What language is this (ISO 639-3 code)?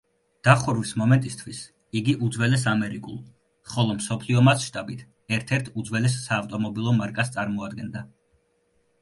kat